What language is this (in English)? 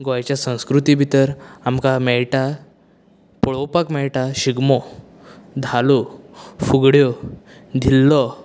Konkani